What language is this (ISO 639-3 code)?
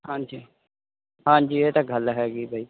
pan